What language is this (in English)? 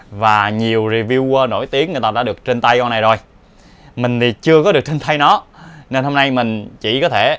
Vietnamese